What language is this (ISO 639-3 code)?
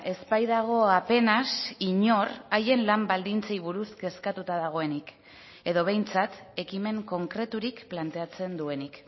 eus